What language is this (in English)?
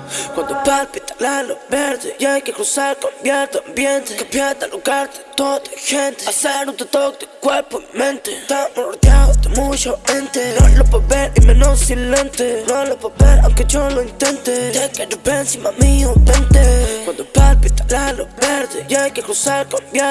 Italian